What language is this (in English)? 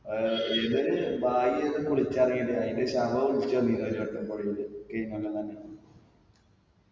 Malayalam